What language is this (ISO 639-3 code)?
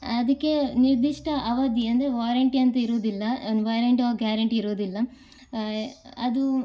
kan